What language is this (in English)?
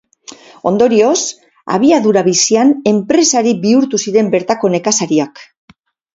Basque